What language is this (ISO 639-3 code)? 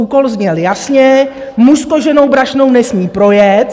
ces